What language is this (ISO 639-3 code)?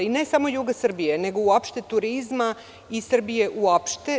srp